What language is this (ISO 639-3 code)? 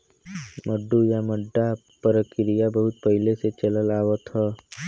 bho